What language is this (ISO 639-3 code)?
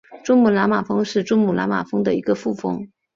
zho